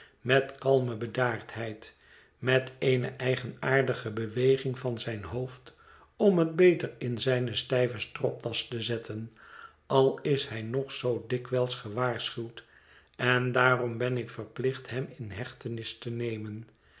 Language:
Dutch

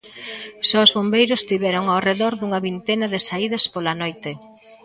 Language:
Galician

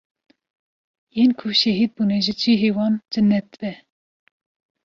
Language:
Kurdish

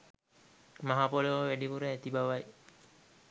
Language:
Sinhala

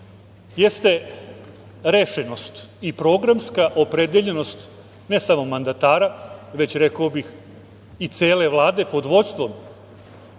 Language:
Serbian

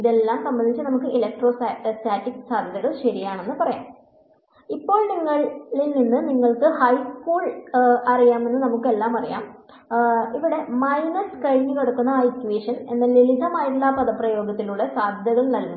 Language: Malayalam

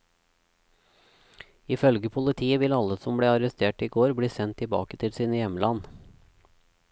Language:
Norwegian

